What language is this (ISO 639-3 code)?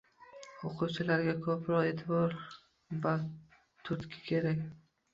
uzb